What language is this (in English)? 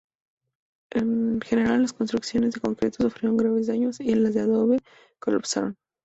Spanish